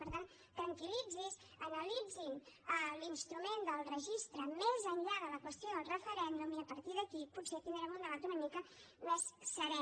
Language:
Catalan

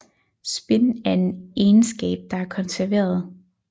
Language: Danish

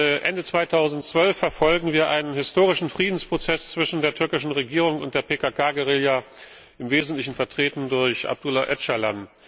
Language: German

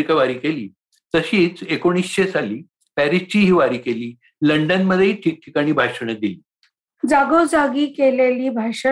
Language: Marathi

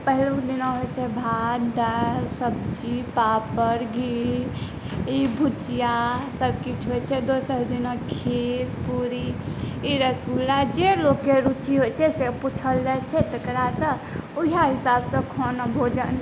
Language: Maithili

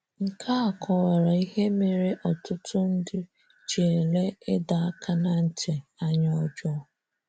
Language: Igbo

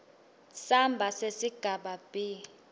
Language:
Swati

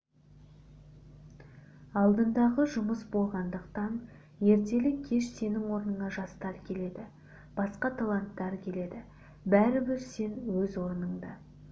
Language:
Kazakh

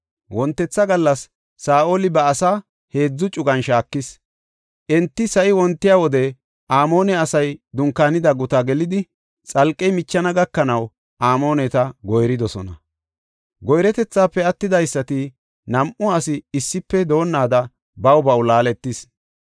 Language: Gofa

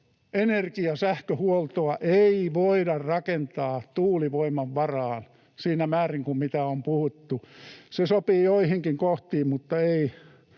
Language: Finnish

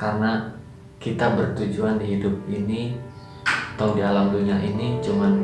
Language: Indonesian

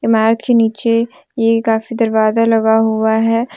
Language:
Hindi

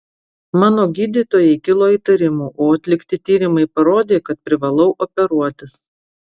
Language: Lithuanian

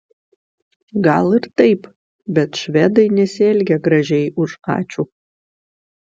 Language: Lithuanian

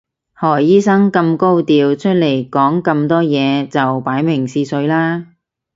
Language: Cantonese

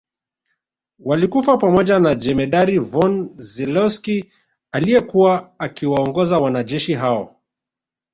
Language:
Swahili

